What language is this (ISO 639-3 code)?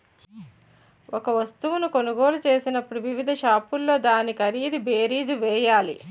tel